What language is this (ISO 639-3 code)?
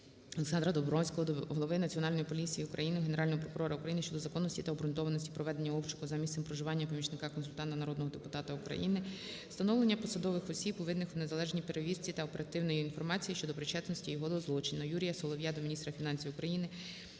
ukr